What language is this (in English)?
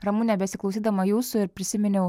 Lithuanian